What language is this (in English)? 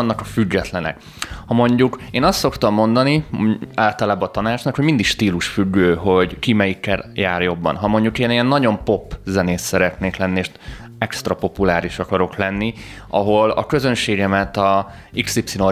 Hungarian